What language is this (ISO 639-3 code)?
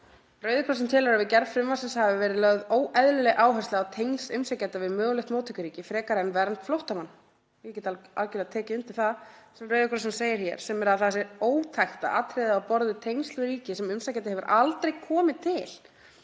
isl